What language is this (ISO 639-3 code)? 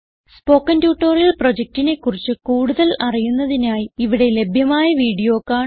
mal